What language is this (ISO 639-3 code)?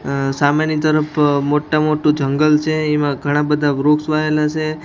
guj